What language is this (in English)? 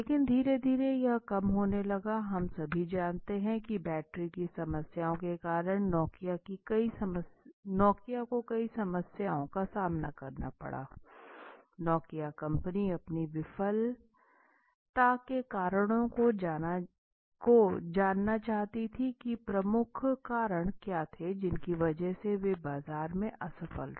Hindi